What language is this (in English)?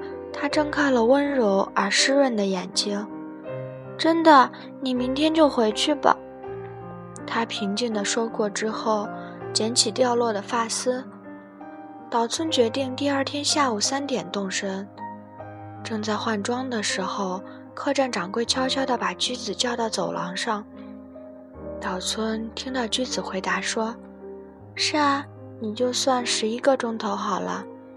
Chinese